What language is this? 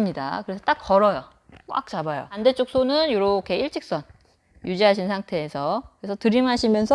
Korean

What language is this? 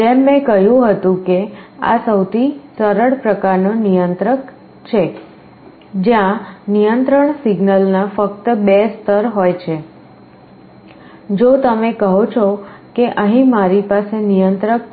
Gujarati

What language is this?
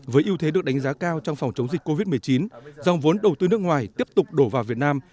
Vietnamese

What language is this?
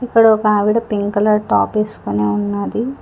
Telugu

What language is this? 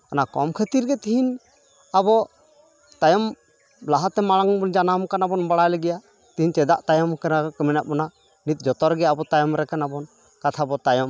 Santali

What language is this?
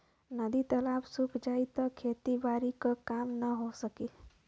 Bhojpuri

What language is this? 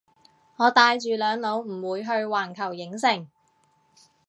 Cantonese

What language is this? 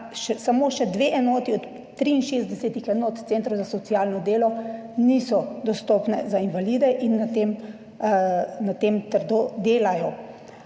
Slovenian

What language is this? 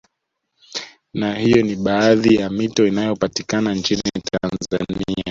Swahili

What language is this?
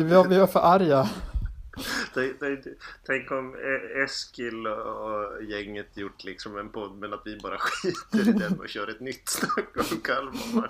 Swedish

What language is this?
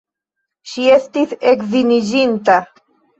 Esperanto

